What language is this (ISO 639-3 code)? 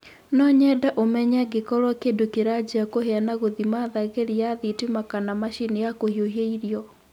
kik